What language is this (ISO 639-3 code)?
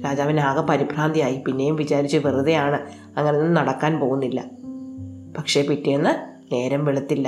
mal